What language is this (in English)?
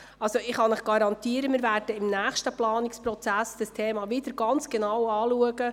Swiss German